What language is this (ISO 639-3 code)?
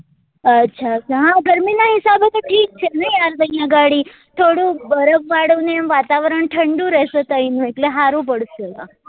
guj